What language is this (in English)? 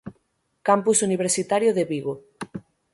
Galician